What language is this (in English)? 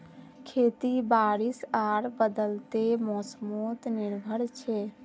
Magahi